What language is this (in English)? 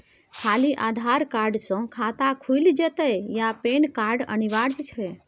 Maithili